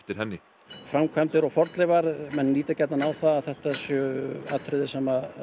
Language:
Icelandic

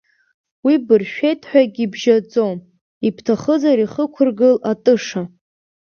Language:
Abkhazian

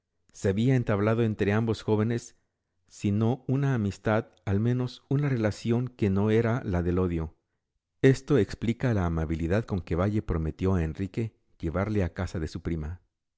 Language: Spanish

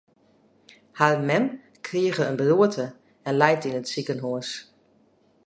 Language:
Western Frisian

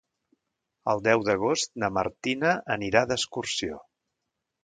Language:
Catalan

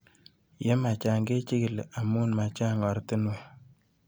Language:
Kalenjin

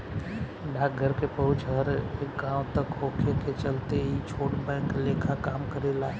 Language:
Bhojpuri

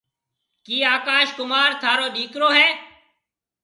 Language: Marwari (Pakistan)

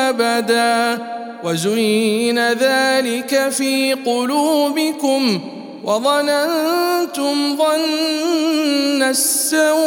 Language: Arabic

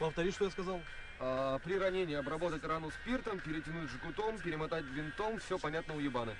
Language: Russian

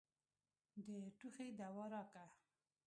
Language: Pashto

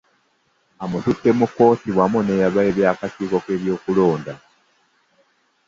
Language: Ganda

